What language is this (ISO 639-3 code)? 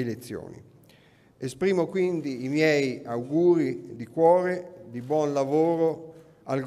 ita